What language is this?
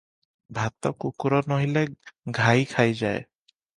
Odia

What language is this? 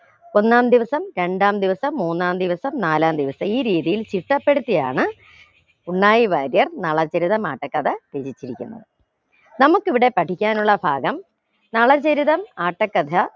Malayalam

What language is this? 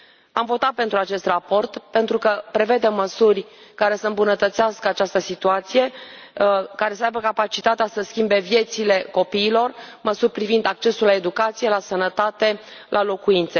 Romanian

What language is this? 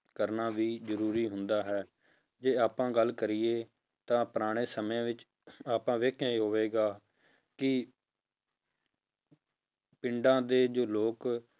Punjabi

